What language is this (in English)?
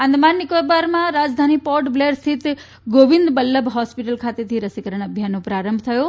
Gujarati